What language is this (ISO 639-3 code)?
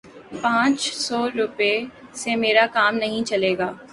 urd